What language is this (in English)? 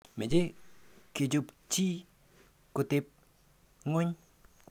Kalenjin